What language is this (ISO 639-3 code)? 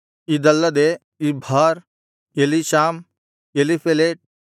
kan